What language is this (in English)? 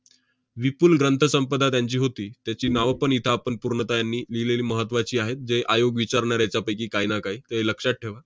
Marathi